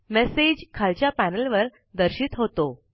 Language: Marathi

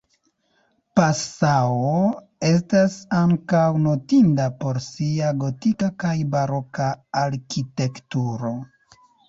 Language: Esperanto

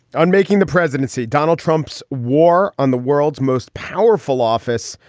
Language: English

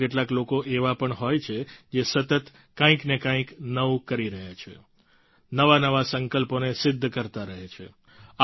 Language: Gujarati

